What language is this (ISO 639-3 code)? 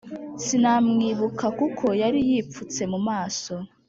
kin